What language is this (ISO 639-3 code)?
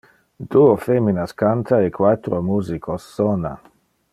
ina